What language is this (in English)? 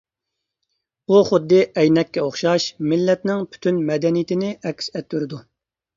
Uyghur